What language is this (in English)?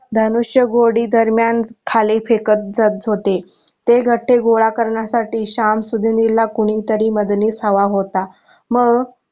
Marathi